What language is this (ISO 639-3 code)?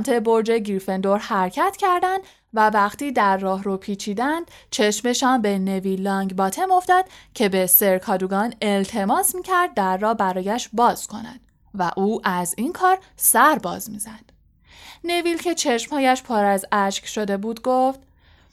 fas